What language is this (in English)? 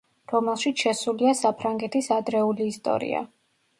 Georgian